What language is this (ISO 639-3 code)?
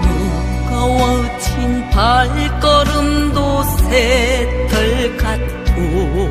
kor